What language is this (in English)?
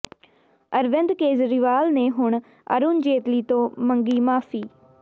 Punjabi